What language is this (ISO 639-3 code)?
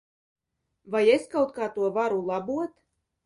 lav